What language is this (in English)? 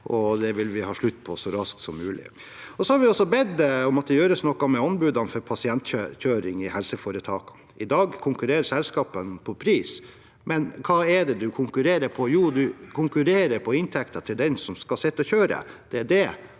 Norwegian